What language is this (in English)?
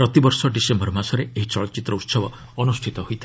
Odia